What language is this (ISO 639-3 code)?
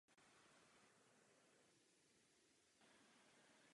ces